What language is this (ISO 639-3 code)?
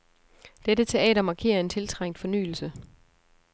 dan